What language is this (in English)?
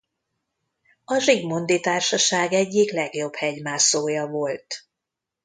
Hungarian